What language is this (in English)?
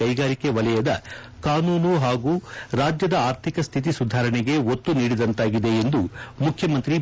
Kannada